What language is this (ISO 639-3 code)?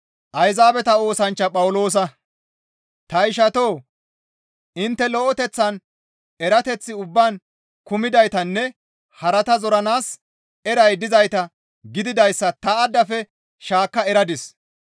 gmv